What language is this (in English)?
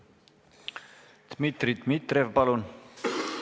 Estonian